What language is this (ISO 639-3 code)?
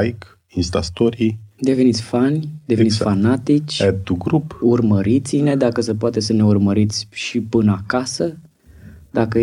ron